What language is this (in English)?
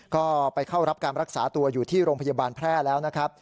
Thai